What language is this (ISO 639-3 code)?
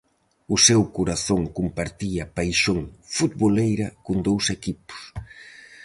glg